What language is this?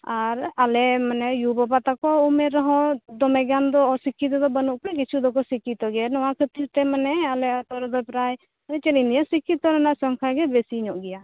Santali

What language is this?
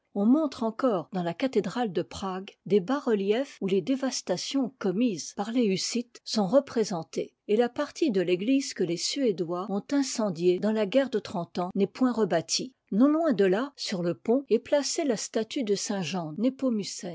French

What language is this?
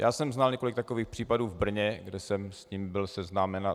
Czech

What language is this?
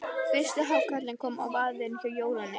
Icelandic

